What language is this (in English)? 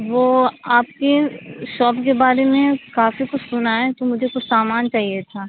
Urdu